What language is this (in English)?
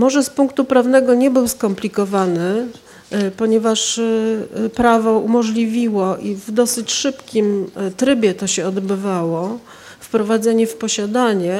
Polish